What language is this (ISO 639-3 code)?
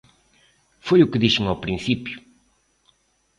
glg